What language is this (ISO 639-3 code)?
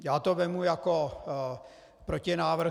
ces